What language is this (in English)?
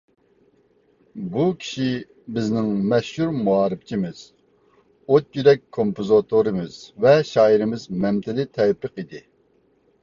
Uyghur